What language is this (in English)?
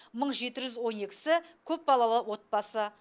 Kazakh